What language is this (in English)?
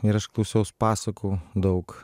Lithuanian